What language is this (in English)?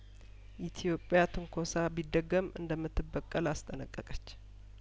Amharic